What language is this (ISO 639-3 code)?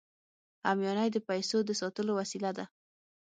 pus